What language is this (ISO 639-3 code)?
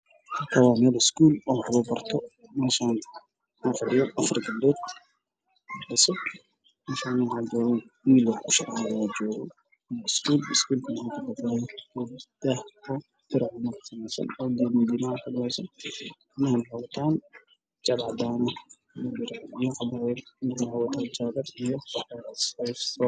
som